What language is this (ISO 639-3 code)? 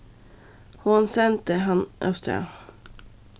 fao